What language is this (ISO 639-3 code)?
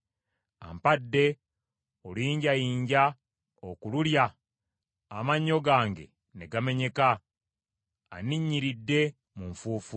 lug